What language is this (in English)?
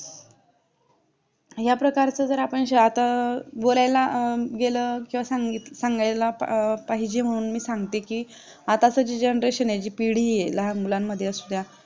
Marathi